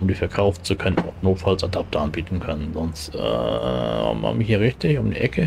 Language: German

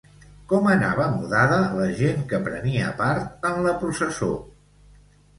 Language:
Catalan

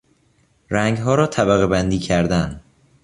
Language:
Persian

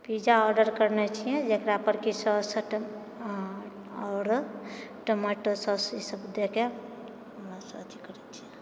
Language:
Maithili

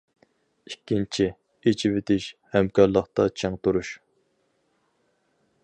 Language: Uyghur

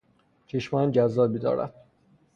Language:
Persian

